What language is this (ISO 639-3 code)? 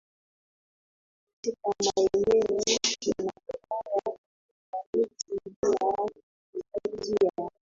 swa